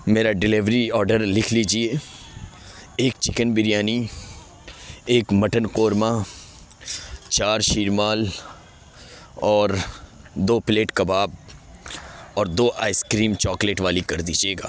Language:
Urdu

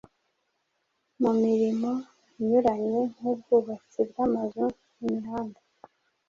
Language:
Kinyarwanda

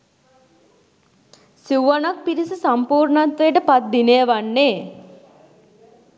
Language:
Sinhala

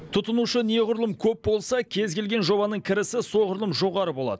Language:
Kazakh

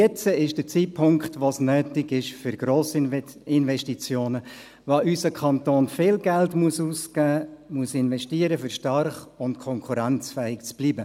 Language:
Swiss German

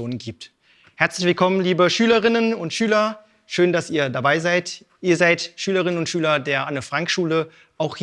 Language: German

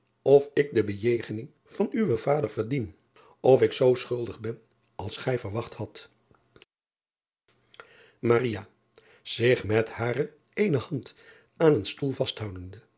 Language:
Dutch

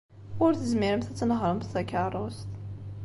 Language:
Kabyle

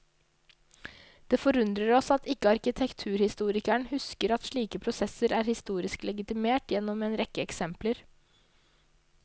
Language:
Norwegian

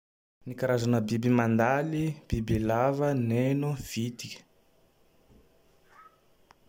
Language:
Tandroy-Mahafaly Malagasy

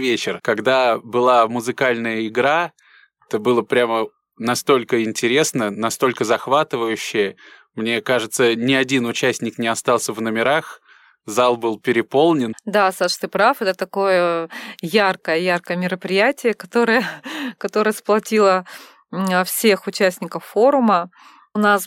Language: Russian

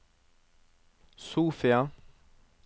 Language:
Norwegian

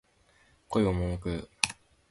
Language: Japanese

